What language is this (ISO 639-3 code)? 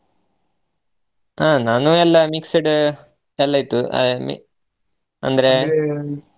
kan